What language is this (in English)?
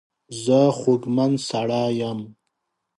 Pashto